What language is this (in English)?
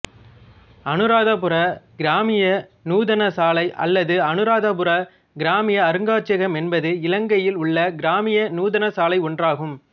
Tamil